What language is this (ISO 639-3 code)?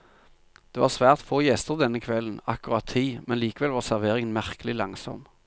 nor